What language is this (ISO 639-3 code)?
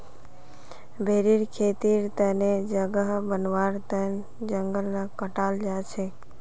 mag